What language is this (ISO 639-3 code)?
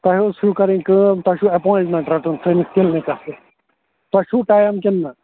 kas